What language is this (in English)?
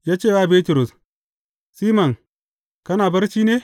Hausa